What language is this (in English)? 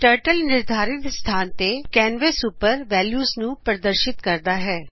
Punjabi